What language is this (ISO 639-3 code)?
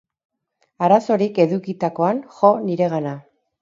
eus